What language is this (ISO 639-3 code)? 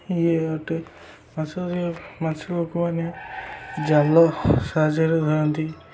ori